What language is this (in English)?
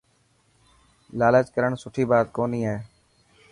Dhatki